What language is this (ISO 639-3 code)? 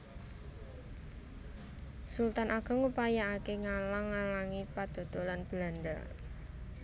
jav